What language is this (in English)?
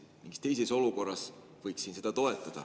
Estonian